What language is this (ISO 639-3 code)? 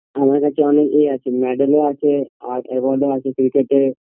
ben